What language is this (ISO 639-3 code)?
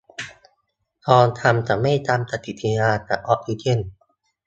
tha